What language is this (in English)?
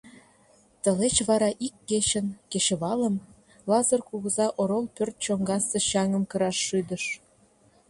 Mari